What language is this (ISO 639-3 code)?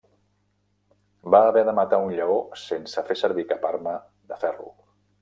cat